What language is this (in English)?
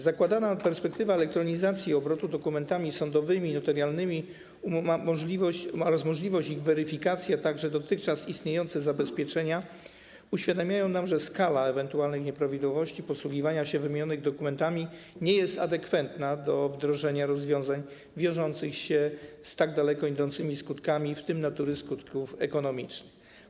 Polish